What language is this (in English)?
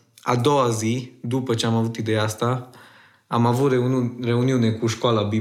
Romanian